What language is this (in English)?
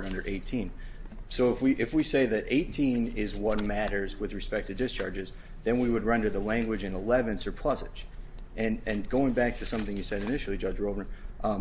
English